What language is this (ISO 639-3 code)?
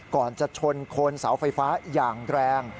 tha